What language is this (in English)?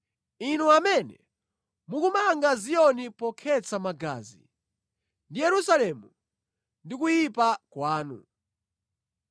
Nyanja